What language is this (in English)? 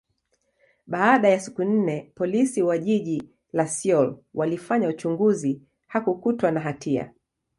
Swahili